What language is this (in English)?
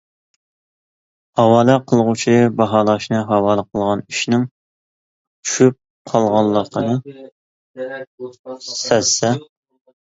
Uyghur